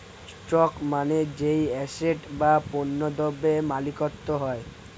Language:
Bangla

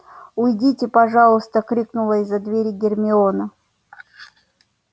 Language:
Russian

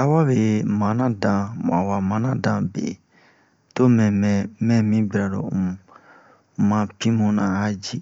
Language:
Bomu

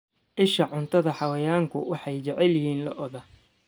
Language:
Somali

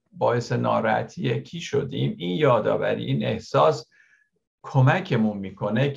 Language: Persian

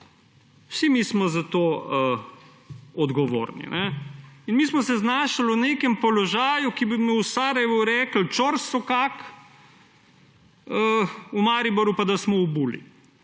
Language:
Slovenian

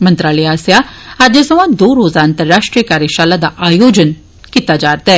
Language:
Dogri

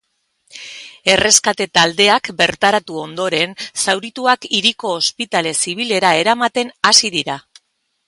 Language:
Basque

